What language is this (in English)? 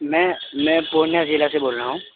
Urdu